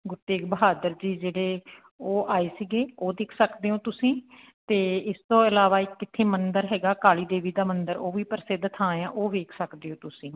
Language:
Punjabi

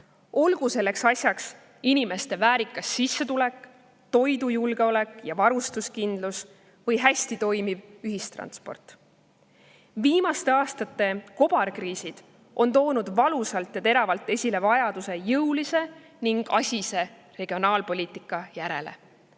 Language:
Estonian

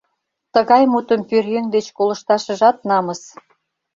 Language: Mari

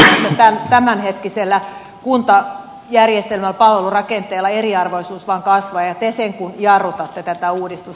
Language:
Finnish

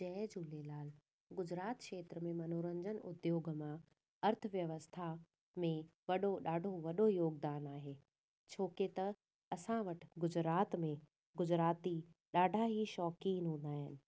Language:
Sindhi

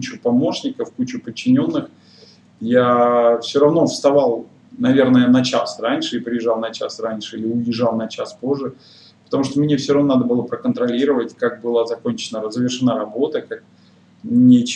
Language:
Russian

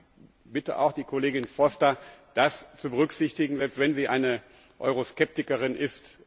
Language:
German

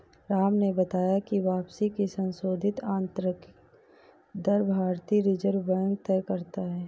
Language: Hindi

